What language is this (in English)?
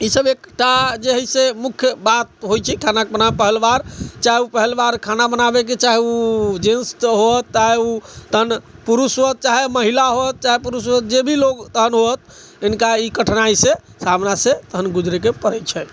Maithili